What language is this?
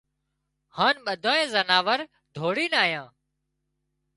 Wadiyara Koli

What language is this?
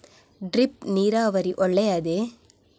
Kannada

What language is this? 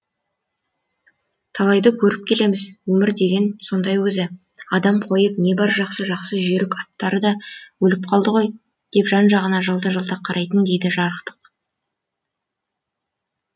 Kazakh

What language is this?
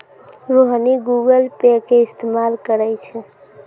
Maithili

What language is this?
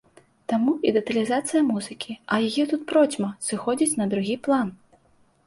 Belarusian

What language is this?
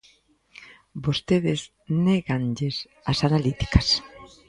Galician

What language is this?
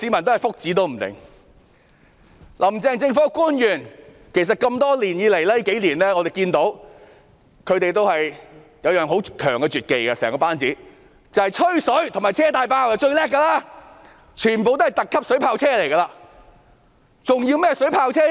Cantonese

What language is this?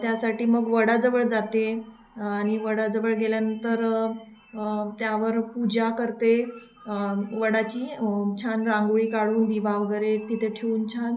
Marathi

